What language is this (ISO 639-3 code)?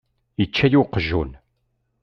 kab